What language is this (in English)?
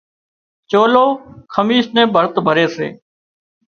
Wadiyara Koli